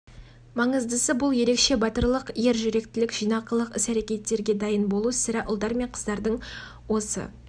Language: Kazakh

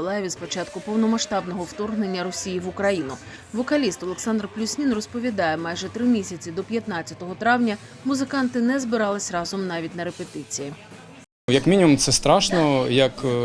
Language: Ukrainian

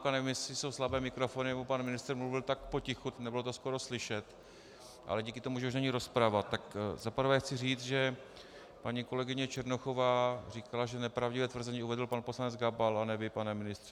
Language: Czech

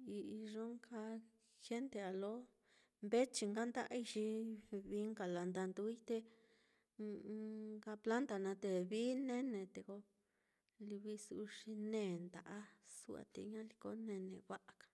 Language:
Mitlatongo Mixtec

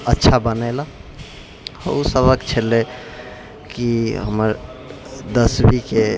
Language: Maithili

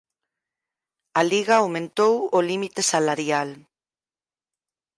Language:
Galician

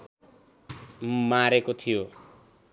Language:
Nepali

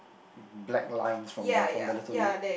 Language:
English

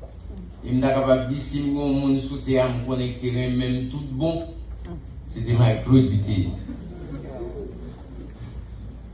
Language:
French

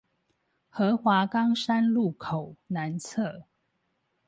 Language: Chinese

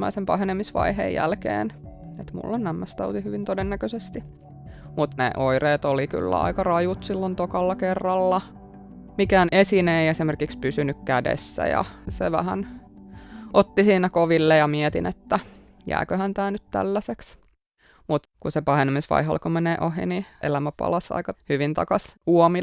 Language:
Finnish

